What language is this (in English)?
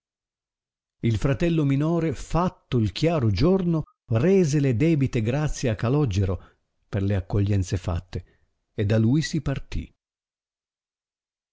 Italian